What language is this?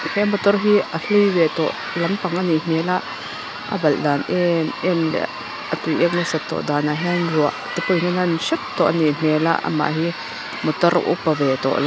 Mizo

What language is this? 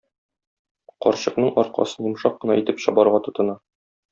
Tatar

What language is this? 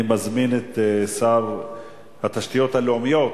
Hebrew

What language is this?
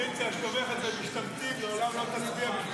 Hebrew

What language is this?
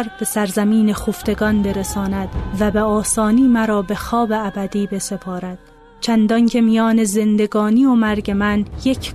Persian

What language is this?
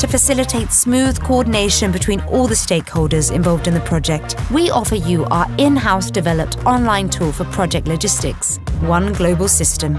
English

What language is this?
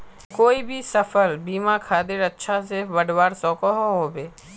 Magahi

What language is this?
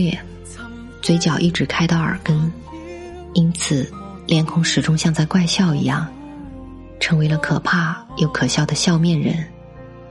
Chinese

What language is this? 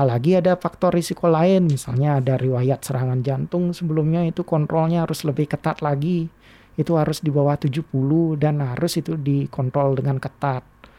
Indonesian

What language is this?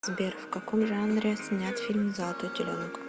Russian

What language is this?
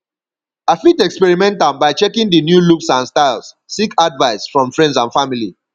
Nigerian Pidgin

